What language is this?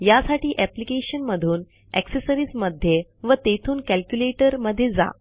Marathi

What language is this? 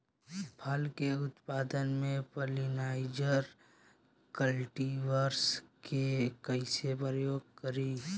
Bhojpuri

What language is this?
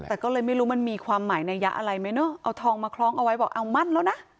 Thai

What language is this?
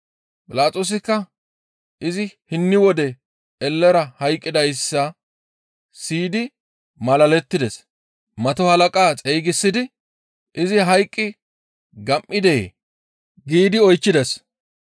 Gamo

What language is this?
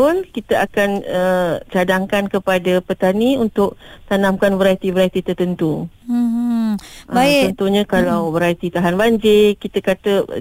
Malay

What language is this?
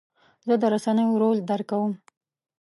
Pashto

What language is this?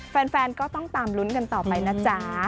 Thai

